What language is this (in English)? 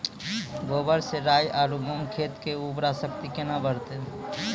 Maithili